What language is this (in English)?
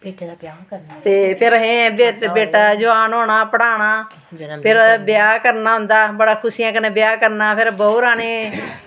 Dogri